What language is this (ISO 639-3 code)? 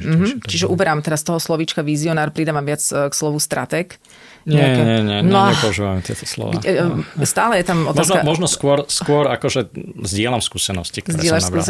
slk